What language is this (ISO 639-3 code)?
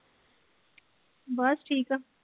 pan